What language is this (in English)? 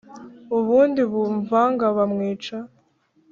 Kinyarwanda